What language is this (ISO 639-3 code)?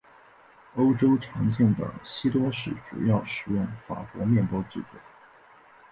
zho